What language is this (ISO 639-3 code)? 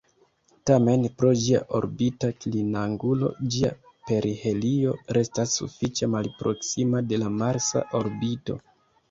epo